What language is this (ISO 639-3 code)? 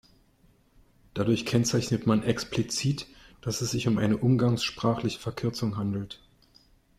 deu